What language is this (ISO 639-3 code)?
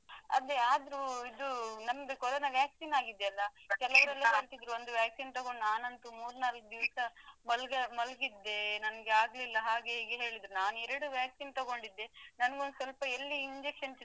kan